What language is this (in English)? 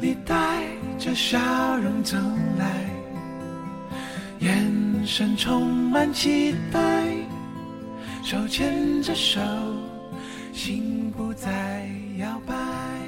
Chinese